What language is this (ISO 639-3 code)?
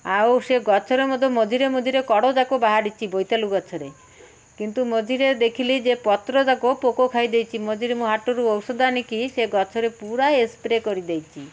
ori